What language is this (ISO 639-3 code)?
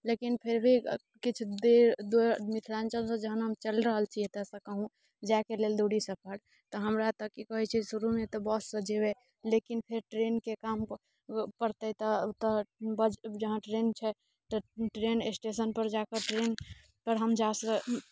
mai